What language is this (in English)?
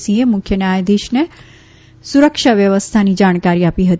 Gujarati